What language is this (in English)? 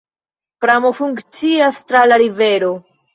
Esperanto